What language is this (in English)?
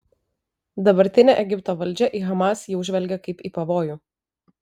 Lithuanian